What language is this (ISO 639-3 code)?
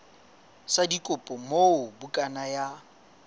sot